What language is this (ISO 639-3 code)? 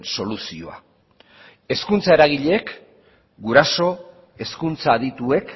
eus